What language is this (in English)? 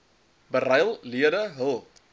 Afrikaans